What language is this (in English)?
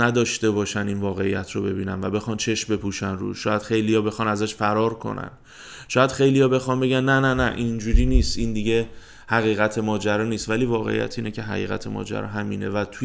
Persian